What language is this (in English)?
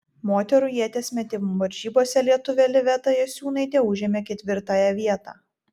Lithuanian